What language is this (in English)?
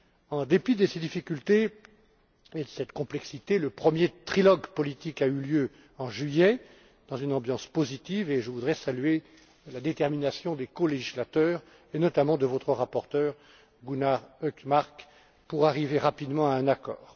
French